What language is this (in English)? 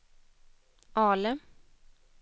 Swedish